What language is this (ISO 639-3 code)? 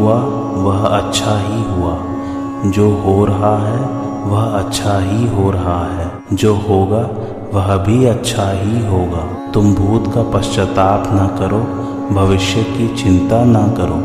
hin